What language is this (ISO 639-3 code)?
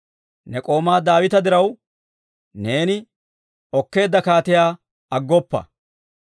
dwr